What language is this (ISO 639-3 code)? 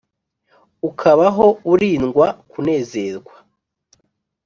kin